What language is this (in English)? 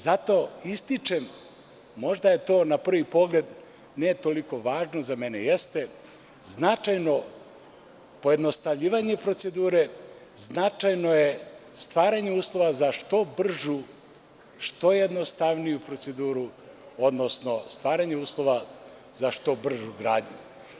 Serbian